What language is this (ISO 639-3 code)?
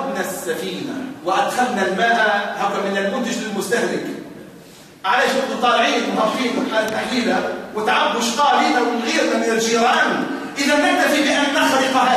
ara